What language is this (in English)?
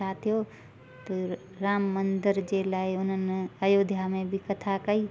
Sindhi